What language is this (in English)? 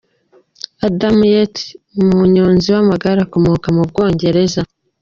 Kinyarwanda